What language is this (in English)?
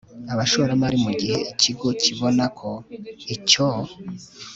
Kinyarwanda